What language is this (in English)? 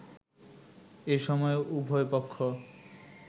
Bangla